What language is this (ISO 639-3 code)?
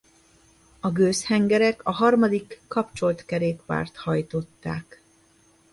hun